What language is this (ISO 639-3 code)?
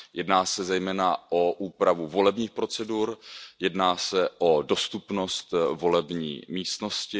ces